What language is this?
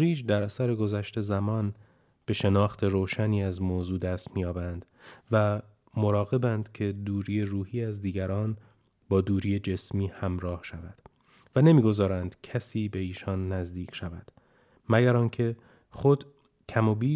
Persian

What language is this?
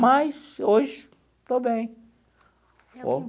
Portuguese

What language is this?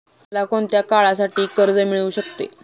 Marathi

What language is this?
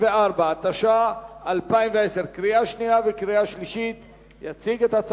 Hebrew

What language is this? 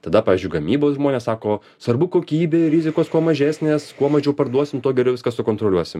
Lithuanian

